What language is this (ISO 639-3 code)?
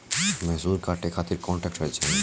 bho